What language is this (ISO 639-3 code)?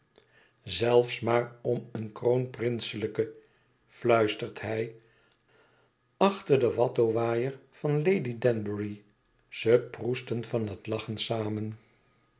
nld